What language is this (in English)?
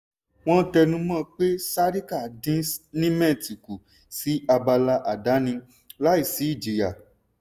Yoruba